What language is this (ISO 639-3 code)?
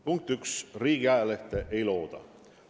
est